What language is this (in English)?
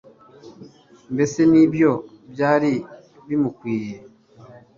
Kinyarwanda